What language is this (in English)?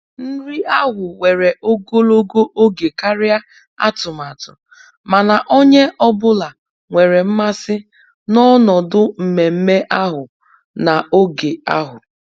Igbo